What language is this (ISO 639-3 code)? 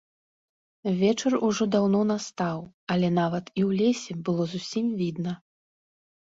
bel